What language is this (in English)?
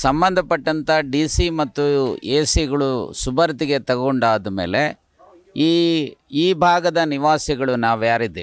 Kannada